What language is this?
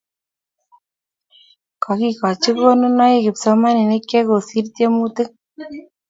Kalenjin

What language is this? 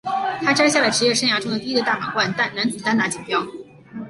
Chinese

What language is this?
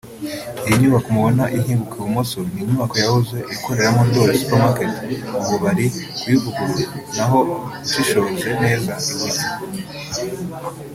Kinyarwanda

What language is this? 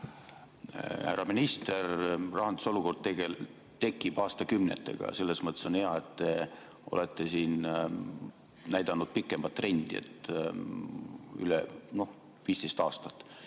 Estonian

